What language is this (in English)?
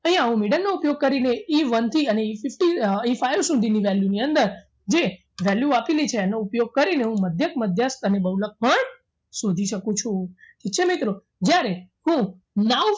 Gujarati